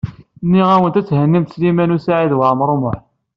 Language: Kabyle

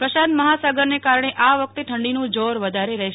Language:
Gujarati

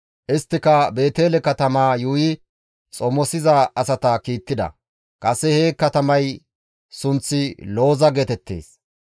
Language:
Gamo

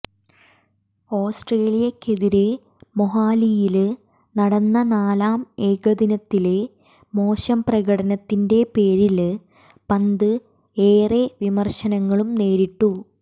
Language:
Malayalam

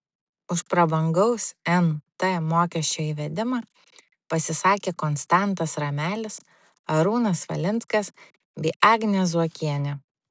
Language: Lithuanian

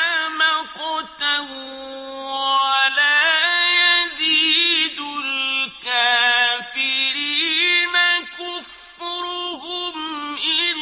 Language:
Arabic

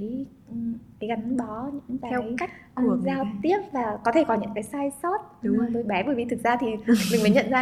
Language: Vietnamese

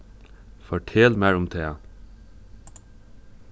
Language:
Faroese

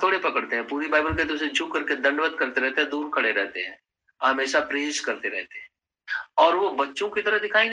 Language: Hindi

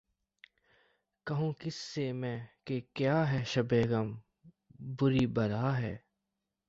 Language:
Urdu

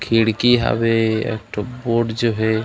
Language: Chhattisgarhi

